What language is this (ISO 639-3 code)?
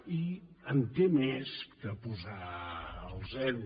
cat